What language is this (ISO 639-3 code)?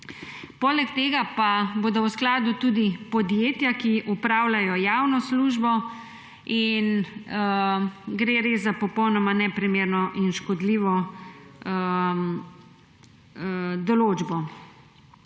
slv